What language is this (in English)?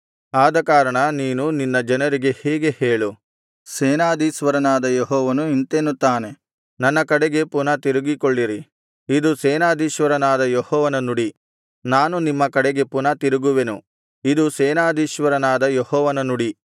Kannada